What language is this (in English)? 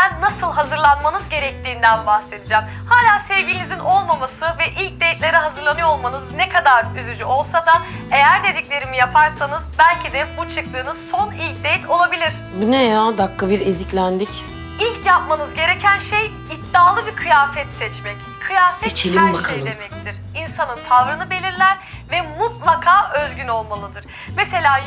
Turkish